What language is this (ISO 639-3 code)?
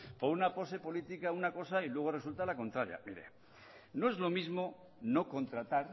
spa